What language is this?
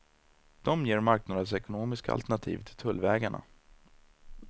Swedish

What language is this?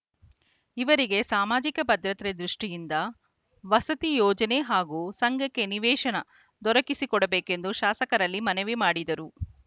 Kannada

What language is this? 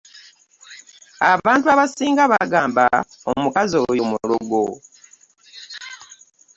Ganda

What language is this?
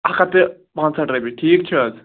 Kashmiri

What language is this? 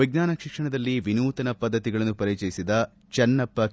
Kannada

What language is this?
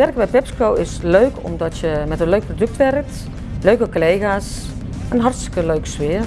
Dutch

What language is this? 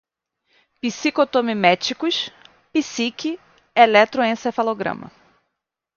Portuguese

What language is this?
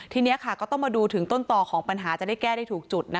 Thai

